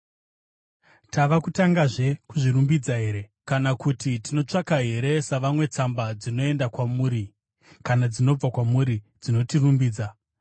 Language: Shona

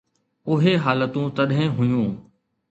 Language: Sindhi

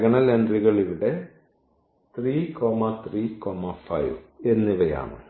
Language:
Malayalam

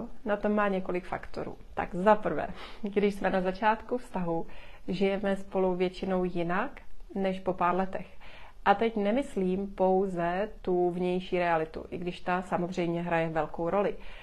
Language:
Czech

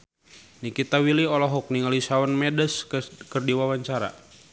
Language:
Sundanese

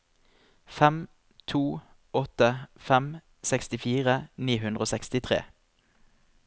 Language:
Norwegian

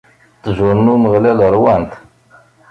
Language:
Kabyle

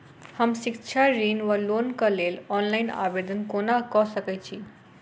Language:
Maithili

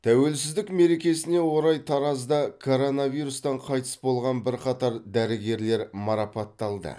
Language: Kazakh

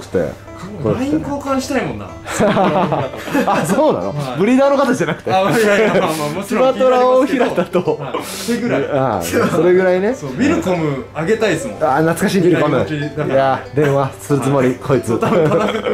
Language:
Japanese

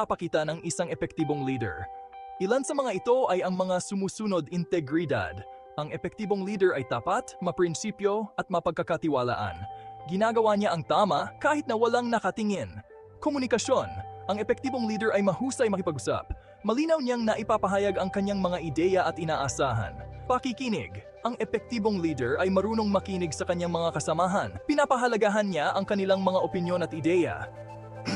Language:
Filipino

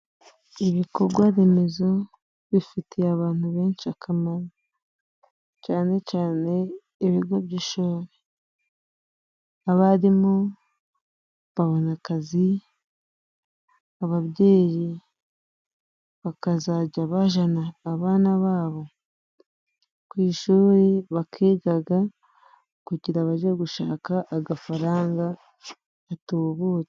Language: Kinyarwanda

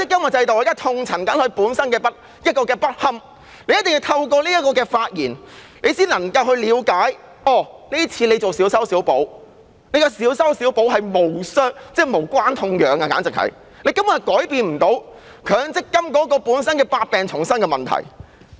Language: Cantonese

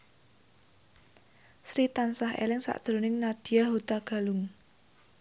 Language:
Javanese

